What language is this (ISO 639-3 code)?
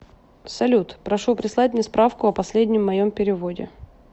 rus